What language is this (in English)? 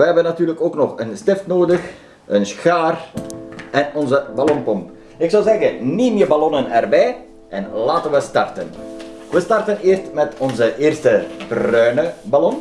Dutch